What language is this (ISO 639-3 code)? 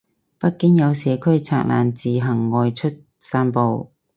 yue